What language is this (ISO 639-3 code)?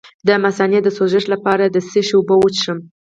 pus